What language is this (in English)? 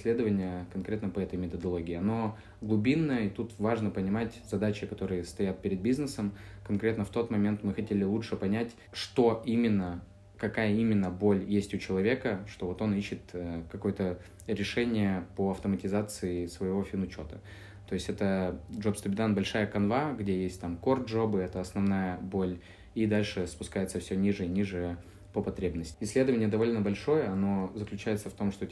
Russian